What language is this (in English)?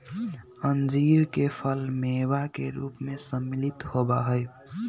Magahi